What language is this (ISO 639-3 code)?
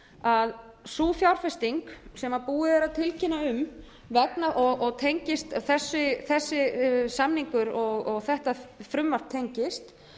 isl